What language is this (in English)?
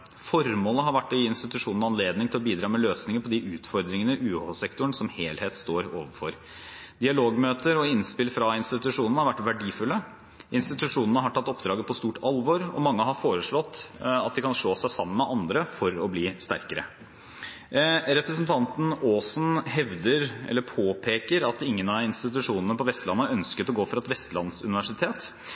Norwegian Bokmål